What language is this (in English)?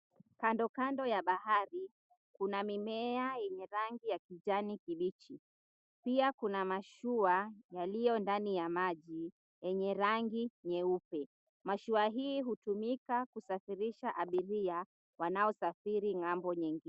Swahili